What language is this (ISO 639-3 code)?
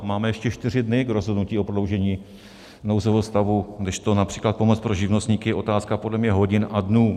ces